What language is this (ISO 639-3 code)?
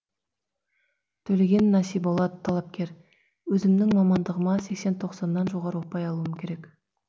kaz